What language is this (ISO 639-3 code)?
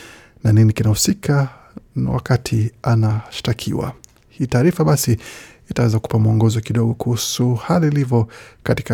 swa